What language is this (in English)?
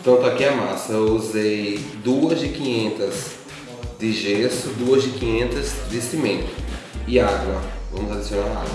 Portuguese